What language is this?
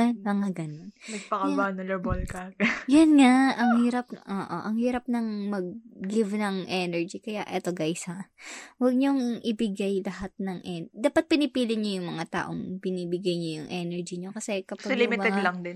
Filipino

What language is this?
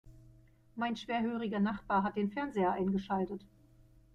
German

